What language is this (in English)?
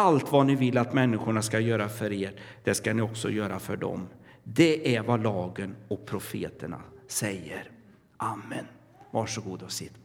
Swedish